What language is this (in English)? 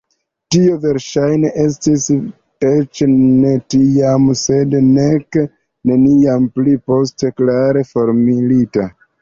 Esperanto